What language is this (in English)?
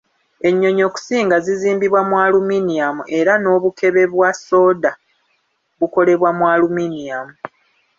Ganda